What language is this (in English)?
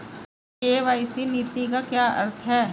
Hindi